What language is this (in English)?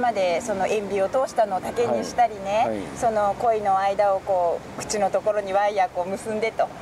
Japanese